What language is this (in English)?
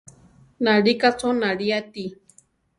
Central Tarahumara